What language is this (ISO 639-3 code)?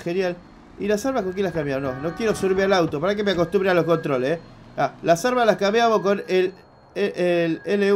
spa